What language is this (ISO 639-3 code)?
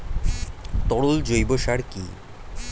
ben